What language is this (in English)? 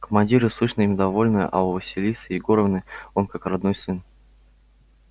Russian